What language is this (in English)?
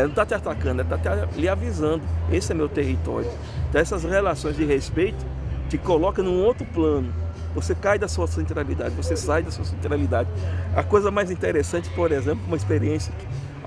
Portuguese